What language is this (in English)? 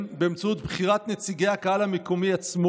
Hebrew